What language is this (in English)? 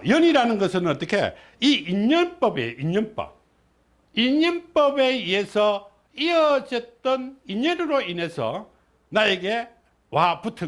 Korean